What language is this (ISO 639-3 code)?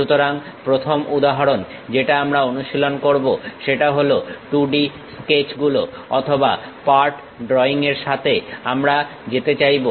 ben